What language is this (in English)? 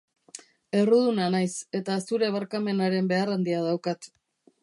Basque